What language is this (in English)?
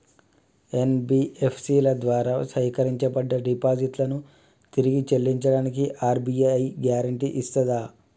Telugu